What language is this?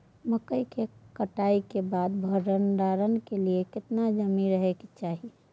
Maithili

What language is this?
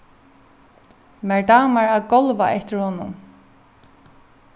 Faroese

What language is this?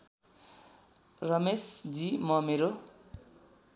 Nepali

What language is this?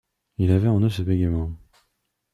French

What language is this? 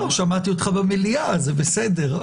Hebrew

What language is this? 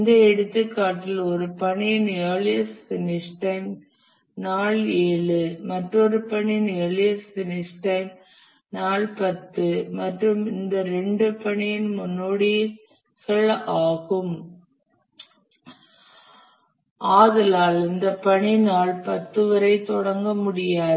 Tamil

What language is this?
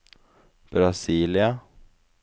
Norwegian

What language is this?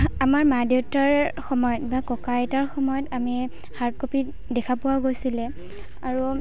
Assamese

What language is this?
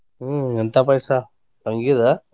Kannada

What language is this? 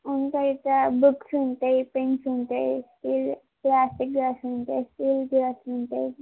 Telugu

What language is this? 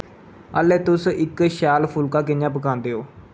Dogri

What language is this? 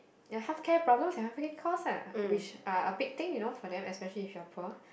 English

